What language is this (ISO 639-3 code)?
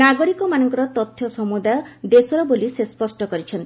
ori